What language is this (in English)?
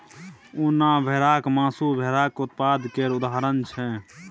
Maithili